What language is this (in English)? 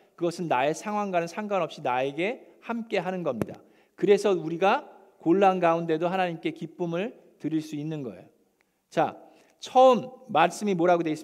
Korean